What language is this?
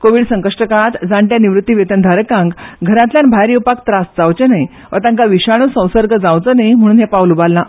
Konkani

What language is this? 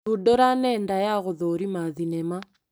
Kikuyu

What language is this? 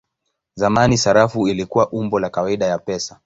Swahili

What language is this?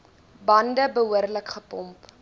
Afrikaans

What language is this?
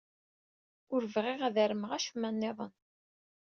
Kabyle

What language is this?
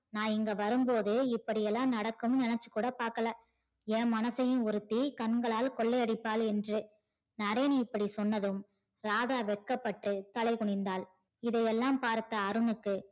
Tamil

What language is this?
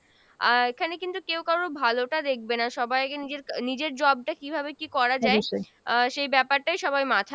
Bangla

